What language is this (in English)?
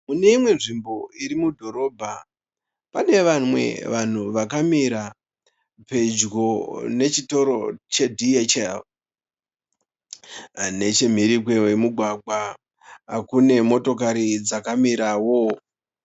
Shona